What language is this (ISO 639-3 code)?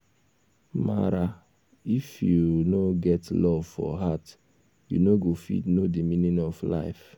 pcm